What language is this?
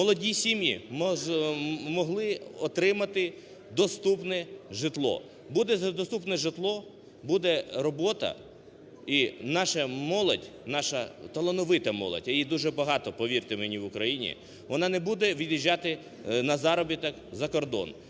Ukrainian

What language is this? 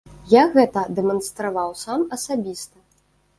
Belarusian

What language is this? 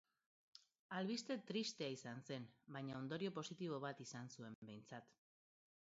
Basque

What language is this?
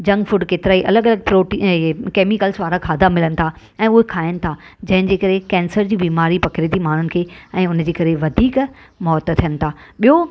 Sindhi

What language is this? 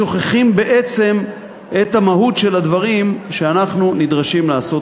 Hebrew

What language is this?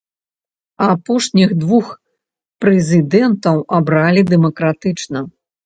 Belarusian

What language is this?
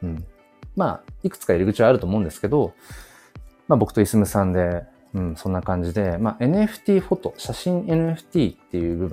Japanese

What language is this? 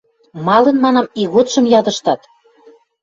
Western Mari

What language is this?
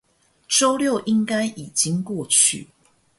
Chinese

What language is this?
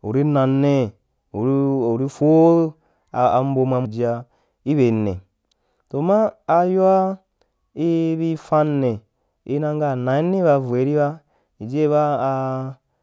Wapan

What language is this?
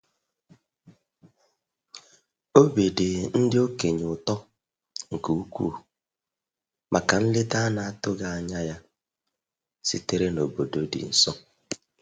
Igbo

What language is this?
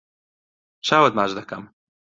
Central Kurdish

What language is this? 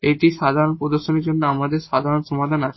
Bangla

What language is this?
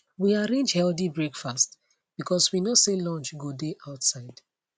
Nigerian Pidgin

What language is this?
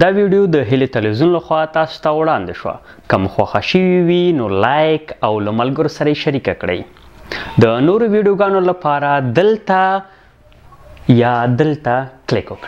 Hindi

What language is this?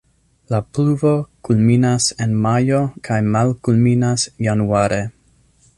Esperanto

